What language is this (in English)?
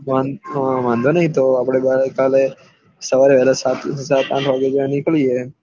Gujarati